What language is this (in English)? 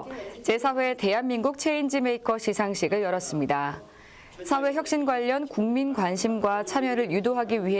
Korean